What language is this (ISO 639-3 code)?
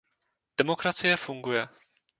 ces